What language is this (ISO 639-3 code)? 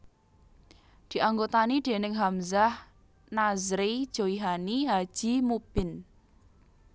jav